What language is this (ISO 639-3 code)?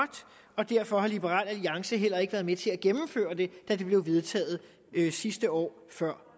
dan